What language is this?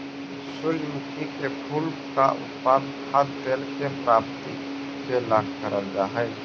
Magahi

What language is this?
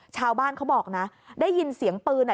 Thai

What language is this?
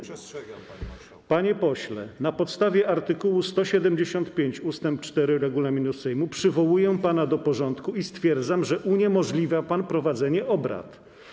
Polish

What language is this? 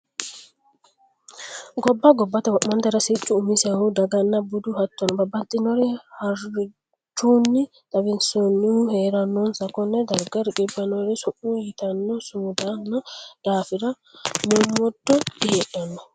Sidamo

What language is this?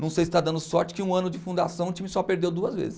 Portuguese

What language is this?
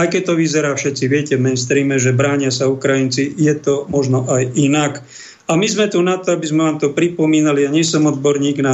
Slovak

